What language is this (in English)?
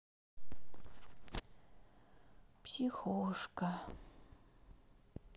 Russian